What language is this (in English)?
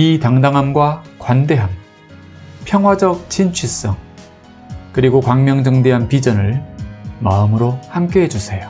Korean